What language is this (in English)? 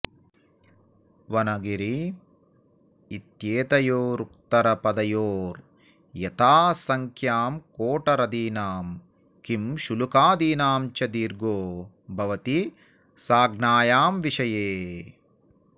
Sanskrit